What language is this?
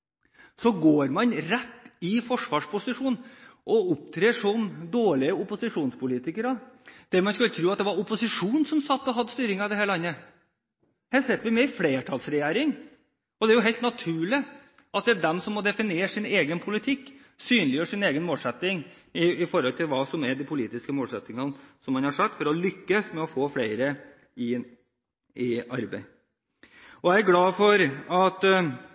Norwegian Bokmål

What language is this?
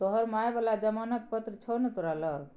Maithili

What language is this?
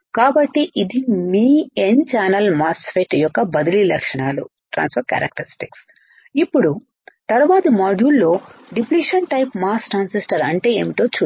Telugu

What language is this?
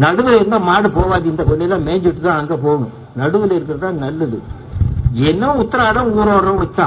Tamil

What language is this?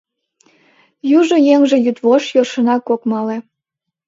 Mari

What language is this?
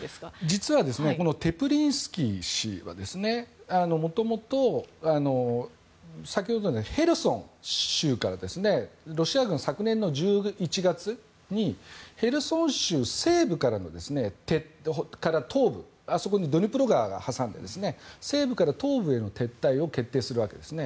Japanese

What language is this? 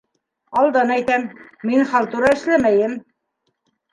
Bashkir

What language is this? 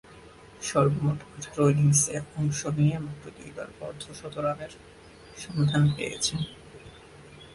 Bangla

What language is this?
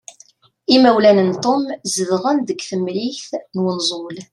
Kabyle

